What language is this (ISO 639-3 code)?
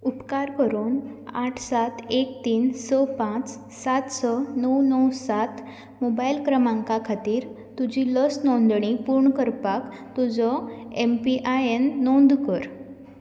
kok